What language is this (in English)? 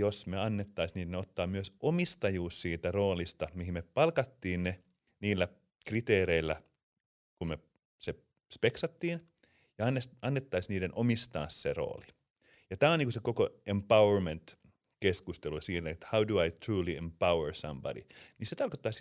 Finnish